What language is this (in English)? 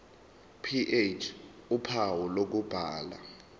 Zulu